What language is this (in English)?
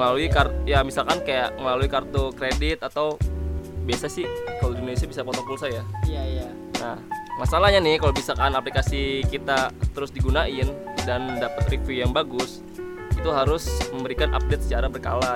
Indonesian